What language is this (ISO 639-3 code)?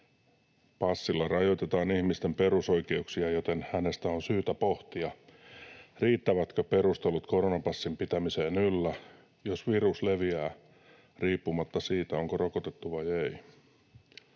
fin